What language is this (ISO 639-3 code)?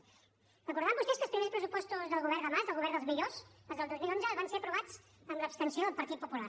cat